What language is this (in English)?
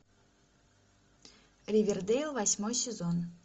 Russian